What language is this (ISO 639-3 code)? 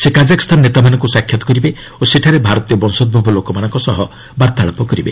ori